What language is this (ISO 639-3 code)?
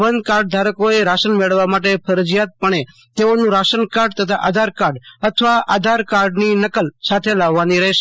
guj